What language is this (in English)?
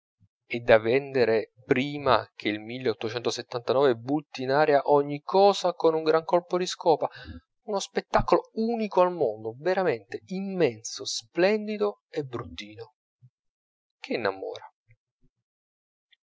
Italian